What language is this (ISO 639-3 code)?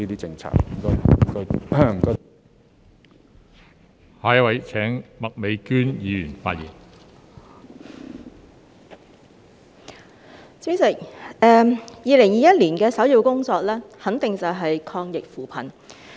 yue